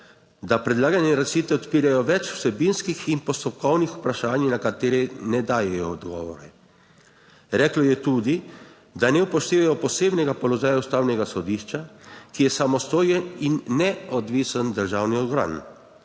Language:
Slovenian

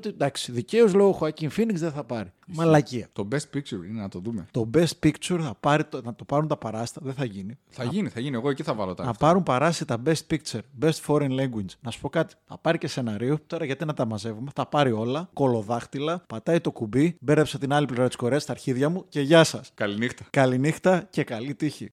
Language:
Greek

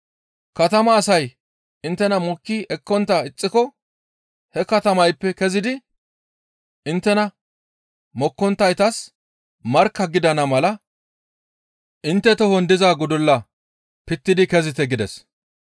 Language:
Gamo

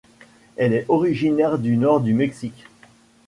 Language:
French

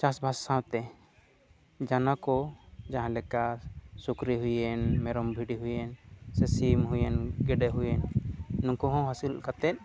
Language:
Santali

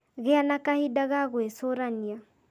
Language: Kikuyu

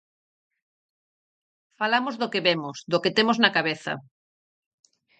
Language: Galician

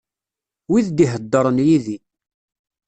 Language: Kabyle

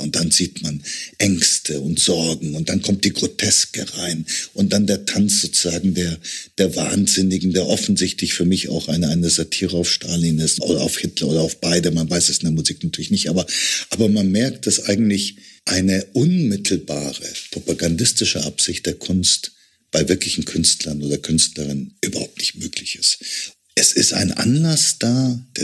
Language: German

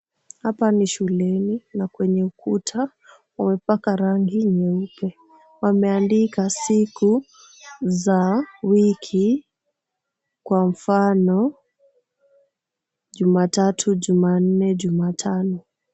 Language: Swahili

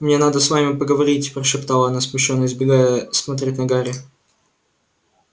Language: Russian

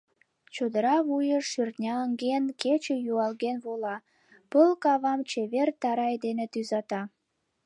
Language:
Mari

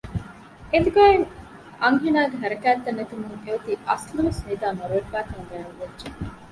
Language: Divehi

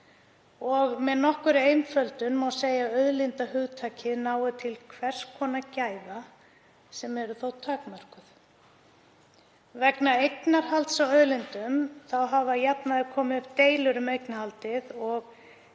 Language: Icelandic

